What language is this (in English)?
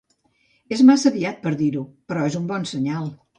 Catalan